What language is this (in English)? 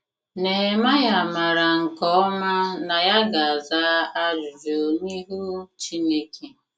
Igbo